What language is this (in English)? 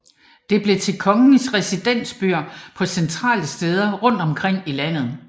Danish